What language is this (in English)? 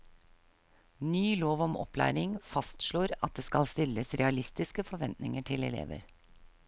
Norwegian